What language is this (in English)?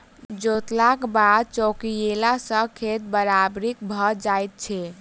Maithili